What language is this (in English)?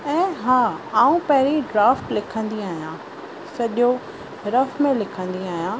Sindhi